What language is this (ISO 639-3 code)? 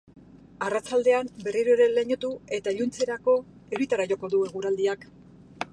eus